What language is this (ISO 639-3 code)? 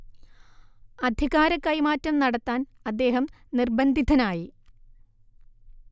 mal